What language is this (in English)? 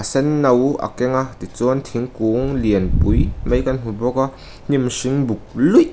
Mizo